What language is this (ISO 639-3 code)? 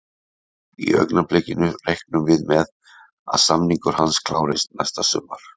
isl